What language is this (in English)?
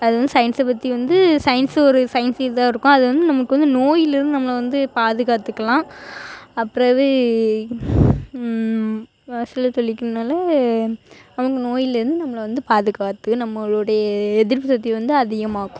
Tamil